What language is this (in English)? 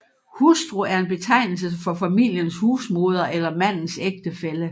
Danish